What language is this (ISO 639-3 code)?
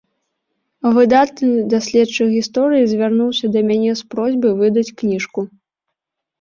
bel